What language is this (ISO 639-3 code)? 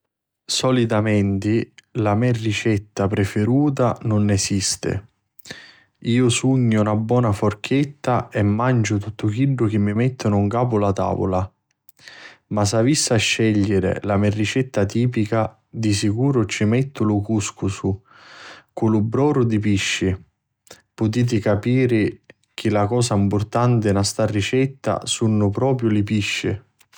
scn